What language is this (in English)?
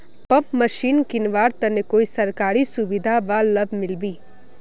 Magahi